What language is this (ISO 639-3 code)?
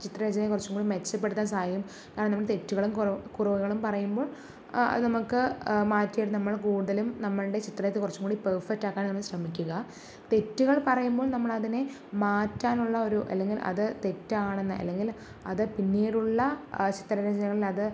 mal